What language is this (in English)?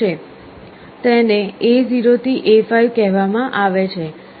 Gujarati